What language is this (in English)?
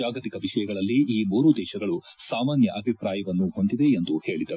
Kannada